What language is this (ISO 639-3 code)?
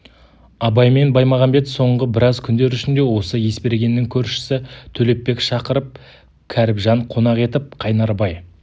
kaz